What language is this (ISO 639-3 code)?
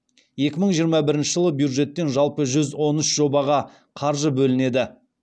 kaz